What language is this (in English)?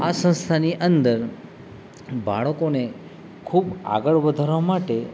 Gujarati